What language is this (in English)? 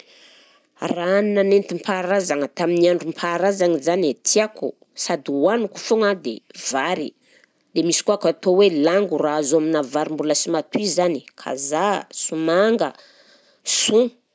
Southern Betsimisaraka Malagasy